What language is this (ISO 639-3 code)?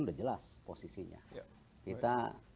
ind